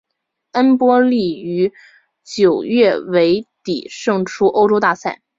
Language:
Chinese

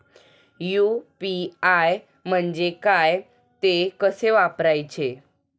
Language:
Marathi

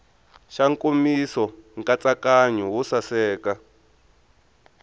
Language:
Tsonga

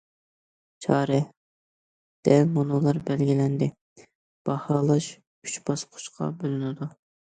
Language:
Uyghur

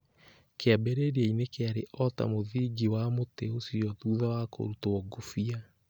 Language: Kikuyu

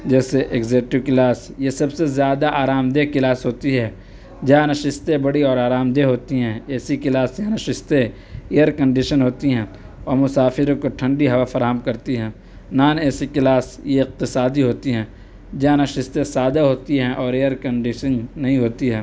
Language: Urdu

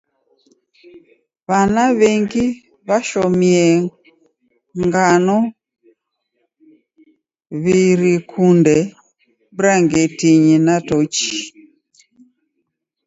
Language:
Taita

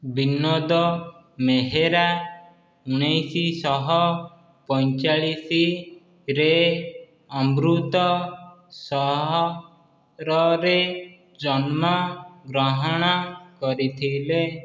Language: Odia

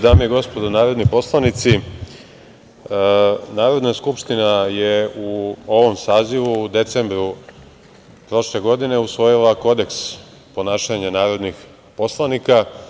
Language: Serbian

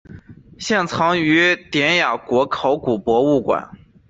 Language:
Chinese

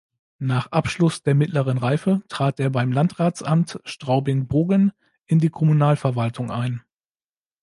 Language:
German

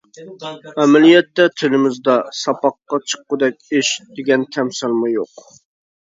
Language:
Uyghur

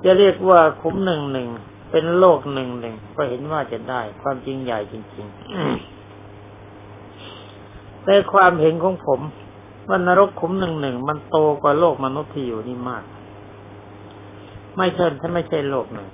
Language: Thai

